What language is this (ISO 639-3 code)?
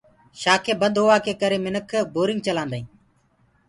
ggg